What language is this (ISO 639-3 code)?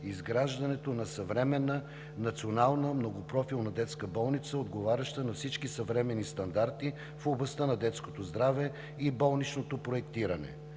bul